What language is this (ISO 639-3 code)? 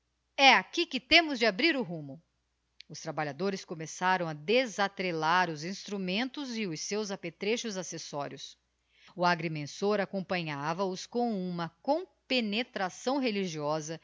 por